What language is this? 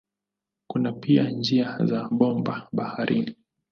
Swahili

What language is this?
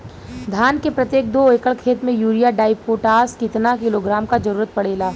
Bhojpuri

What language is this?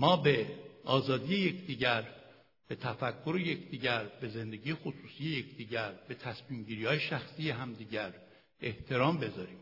Persian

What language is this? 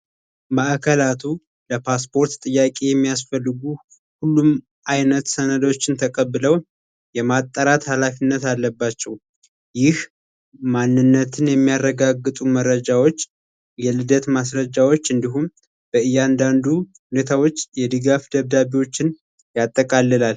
Amharic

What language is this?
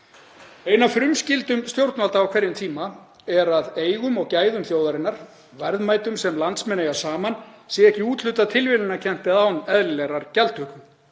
Icelandic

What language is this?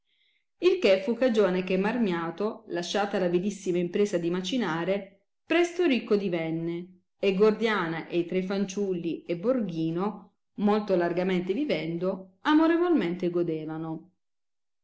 Italian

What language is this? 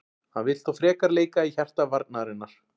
Icelandic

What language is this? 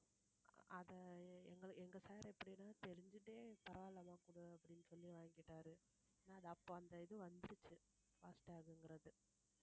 Tamil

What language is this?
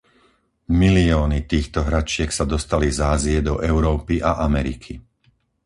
Slovak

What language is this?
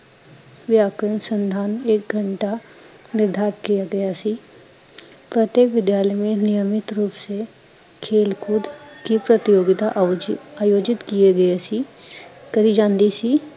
Punjabi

